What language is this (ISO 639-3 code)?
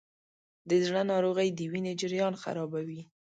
pus